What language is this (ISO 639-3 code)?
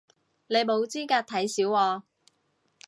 yue